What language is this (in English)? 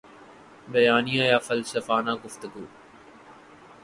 Urdu